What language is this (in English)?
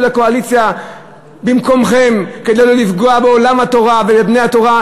Hebrew